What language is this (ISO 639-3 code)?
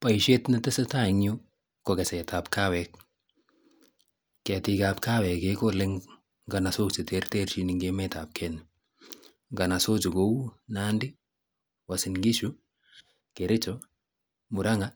kln